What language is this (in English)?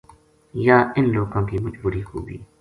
Gujari